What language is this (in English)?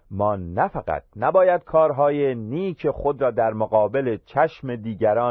Persian